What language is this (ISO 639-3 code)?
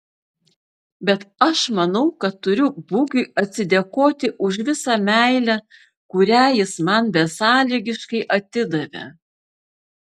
lit